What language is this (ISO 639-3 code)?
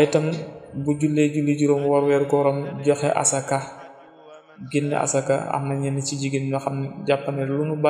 ara